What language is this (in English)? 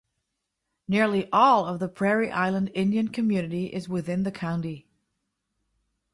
English